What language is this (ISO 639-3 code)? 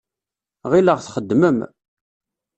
kab